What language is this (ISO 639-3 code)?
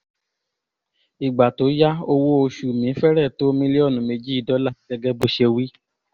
yor